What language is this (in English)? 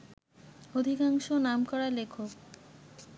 Bangla